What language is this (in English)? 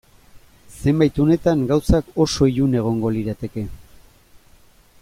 Basque